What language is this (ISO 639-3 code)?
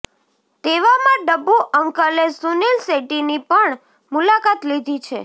guj